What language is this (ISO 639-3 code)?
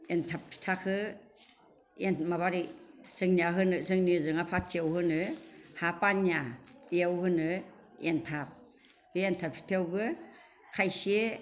brx